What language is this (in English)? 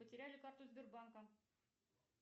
Russian